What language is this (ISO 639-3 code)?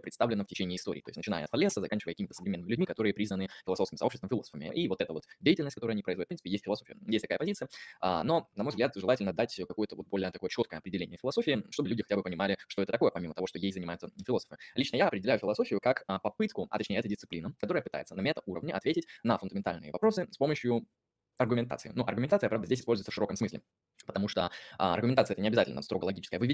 rus